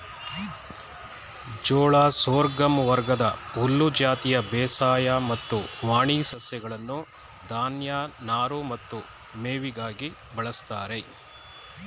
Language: Kannada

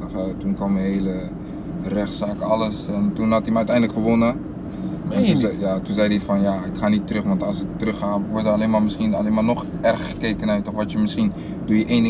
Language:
Dutch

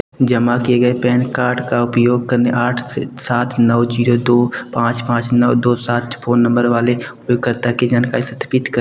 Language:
Hindi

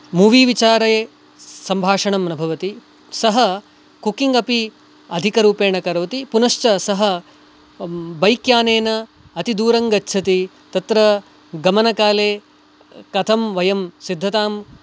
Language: Sanskrit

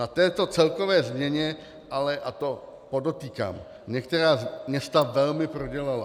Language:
Czech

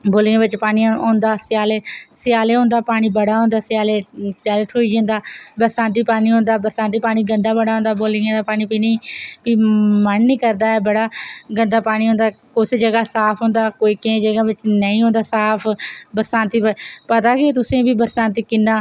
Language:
Dogri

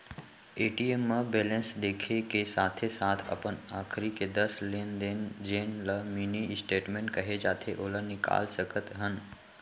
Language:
Chhattisgarhi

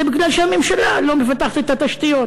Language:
Hebrew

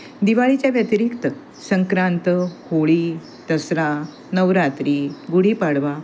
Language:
Marathi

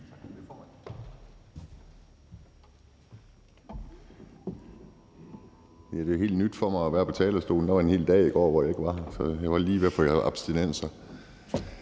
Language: Danish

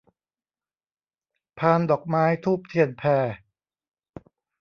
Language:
Thai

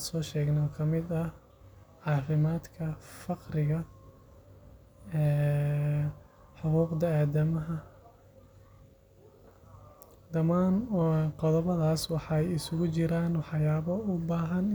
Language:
Somali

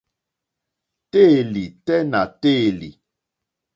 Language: Mokpwe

